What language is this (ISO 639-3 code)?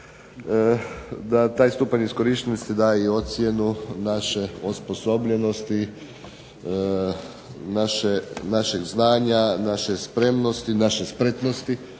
hrv